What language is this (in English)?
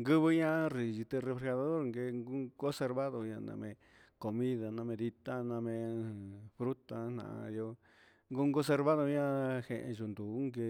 Huitepec Mixtec